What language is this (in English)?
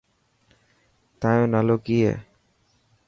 Dhatki